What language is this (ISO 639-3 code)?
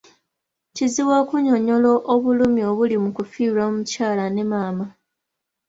lug